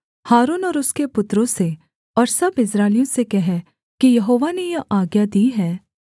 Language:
Hindi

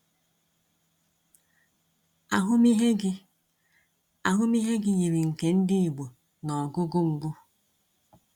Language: Igbo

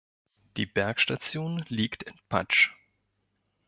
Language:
German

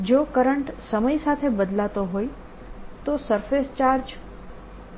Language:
Gujarati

